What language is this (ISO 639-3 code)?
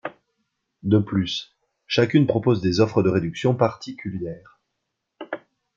fra